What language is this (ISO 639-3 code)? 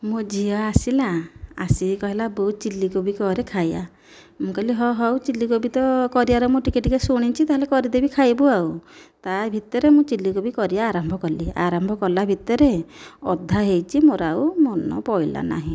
ori